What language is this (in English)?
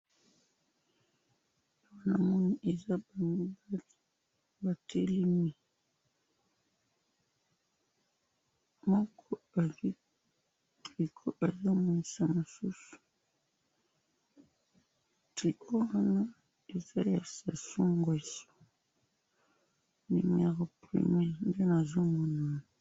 Lingala